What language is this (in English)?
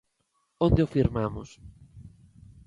Galician